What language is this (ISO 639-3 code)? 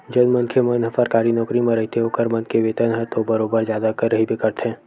hne